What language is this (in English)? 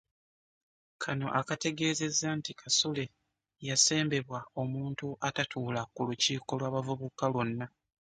Ganda